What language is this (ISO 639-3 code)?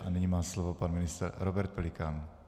ces